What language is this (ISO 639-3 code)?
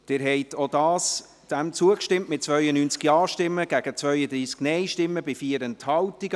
gsw